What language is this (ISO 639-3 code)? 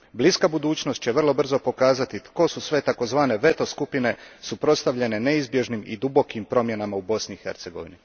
hrv